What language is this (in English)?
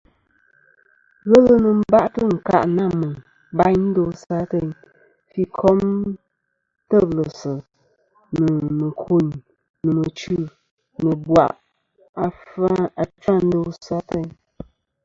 Kom